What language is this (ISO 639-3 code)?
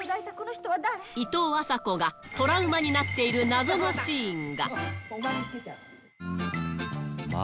jpn